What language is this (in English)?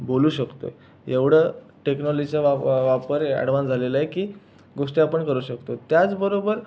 Marathi